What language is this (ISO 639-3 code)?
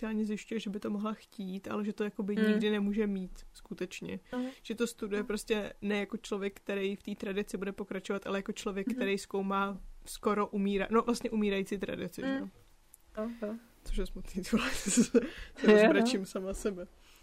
ces